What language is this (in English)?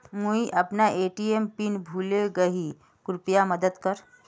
Magahi